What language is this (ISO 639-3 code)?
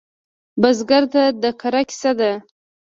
pus